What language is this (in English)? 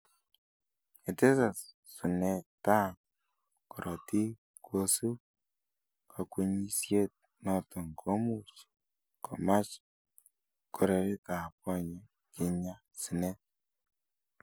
Kalenjin